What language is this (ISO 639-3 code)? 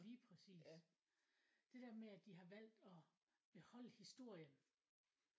dan